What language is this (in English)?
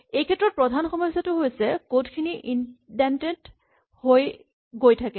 Assamese